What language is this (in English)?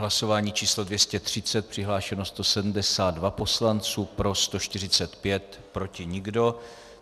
Czech